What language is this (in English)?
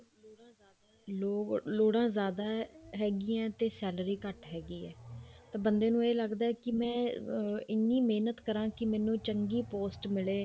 Punjabi